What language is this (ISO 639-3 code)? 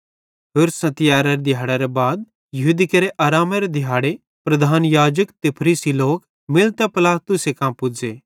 bhd